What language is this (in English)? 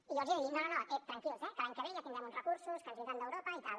Catalan